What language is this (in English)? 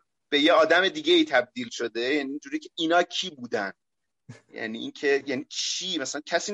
Persian